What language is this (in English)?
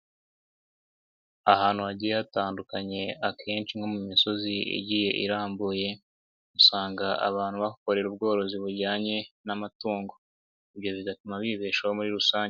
Kinyarwanda